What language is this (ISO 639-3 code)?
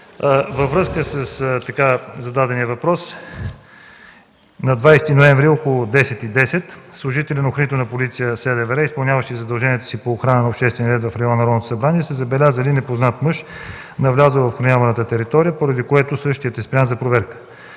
bul